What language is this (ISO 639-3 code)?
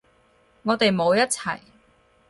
yue